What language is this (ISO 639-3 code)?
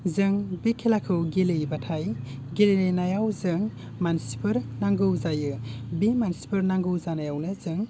brx